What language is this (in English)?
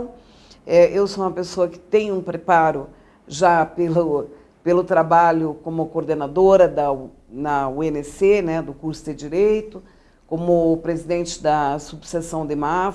Portuguese